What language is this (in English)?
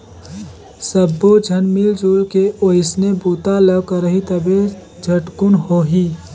Chhattisgarhi